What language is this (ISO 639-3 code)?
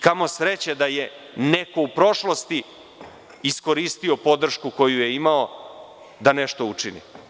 srp